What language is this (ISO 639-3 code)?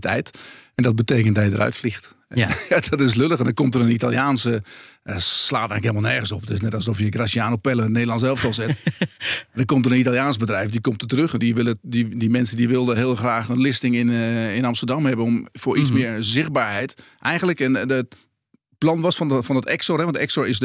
nld